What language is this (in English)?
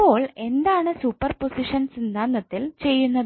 Malayalam